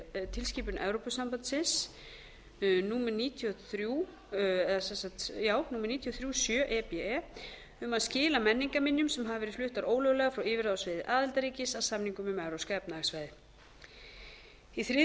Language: Icelandic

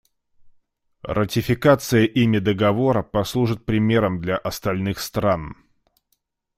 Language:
Russian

